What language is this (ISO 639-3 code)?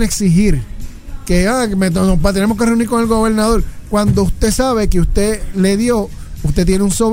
spa